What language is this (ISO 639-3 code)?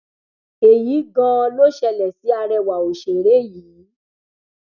yor